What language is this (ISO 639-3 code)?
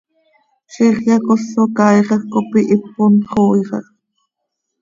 sei